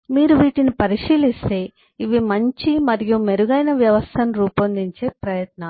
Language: Telugu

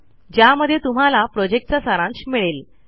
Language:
Marathi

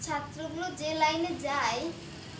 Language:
Bangla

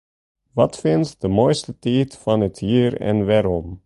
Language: Western Frisian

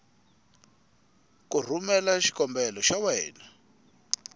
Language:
Tsonga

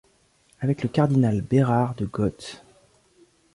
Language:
French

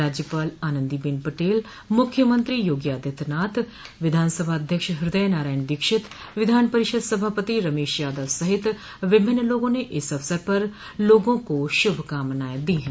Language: Hindi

